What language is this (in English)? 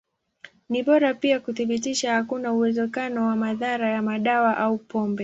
Swahili